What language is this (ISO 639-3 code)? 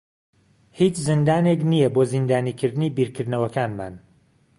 ckb